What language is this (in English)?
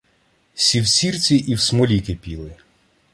Ukrainian